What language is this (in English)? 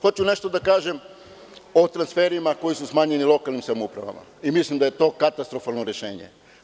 Serbian